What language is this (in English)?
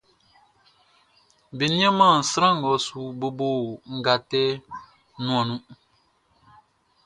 Baoulé